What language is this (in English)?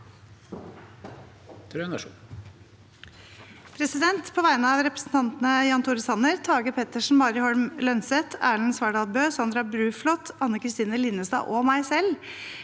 Norwegian